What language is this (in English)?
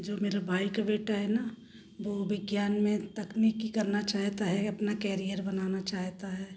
Hindi